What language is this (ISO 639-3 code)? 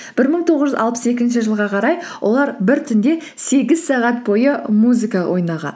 kaz